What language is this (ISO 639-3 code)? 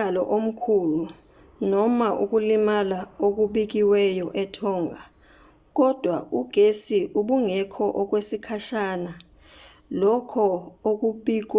zul